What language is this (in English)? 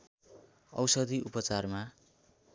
Nepali